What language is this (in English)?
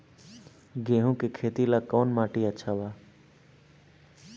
Bhojpuri